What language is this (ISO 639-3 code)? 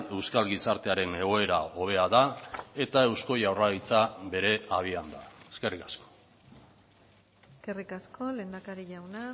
eus